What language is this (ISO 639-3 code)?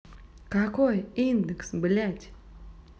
rus